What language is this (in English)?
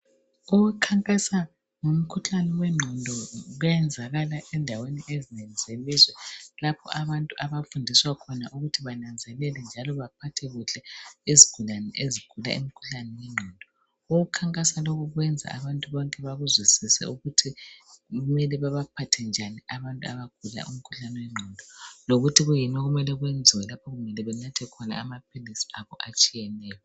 North Ndebele